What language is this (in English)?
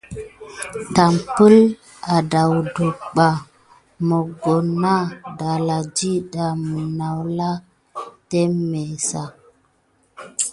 Gidar